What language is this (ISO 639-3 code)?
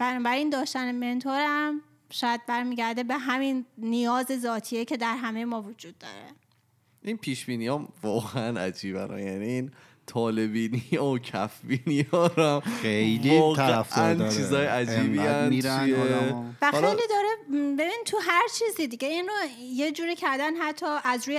fas